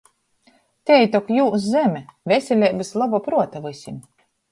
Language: Latgalian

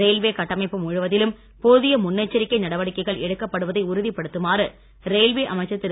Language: Tamil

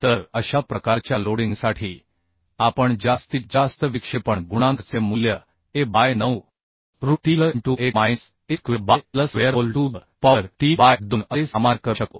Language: Marathi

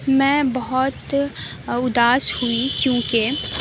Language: Urdu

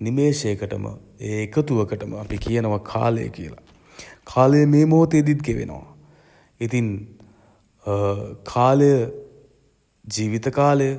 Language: Sinhala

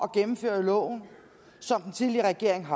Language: Danish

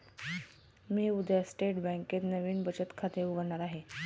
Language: Marathi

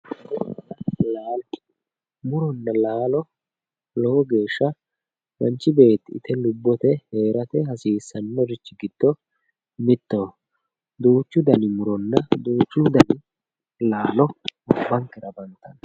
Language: Sidamo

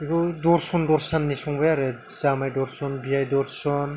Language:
Bodo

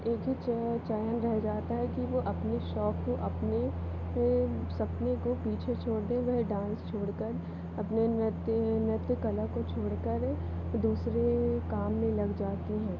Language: Hindi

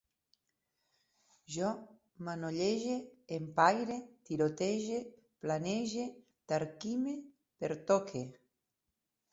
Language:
Catalan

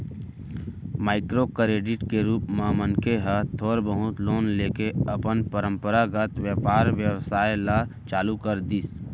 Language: Chhattisgarhi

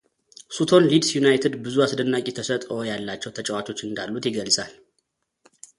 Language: Amharic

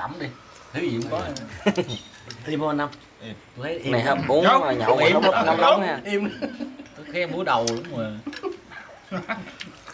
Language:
Vietnamese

